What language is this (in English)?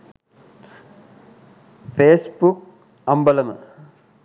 Sinhala